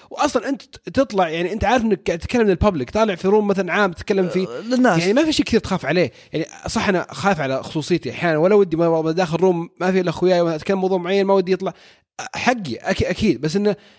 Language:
Arabic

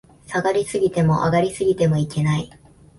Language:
Japanese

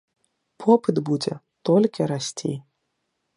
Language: Belarusian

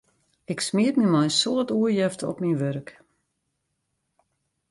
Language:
Western Frisian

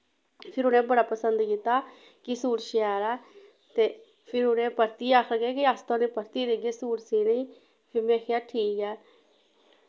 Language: Dogri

